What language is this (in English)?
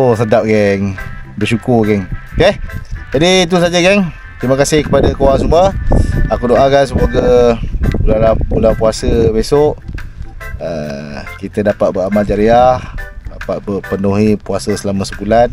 Malay